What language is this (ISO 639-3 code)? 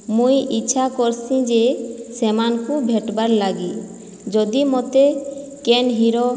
ori